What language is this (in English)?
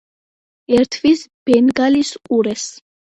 Georgian